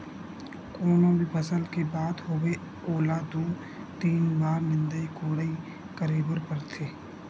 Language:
Chhattisgarhi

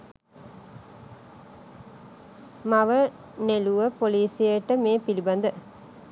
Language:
Sinhala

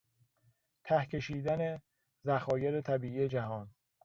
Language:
Persian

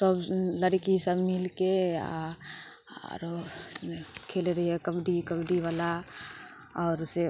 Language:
Maithili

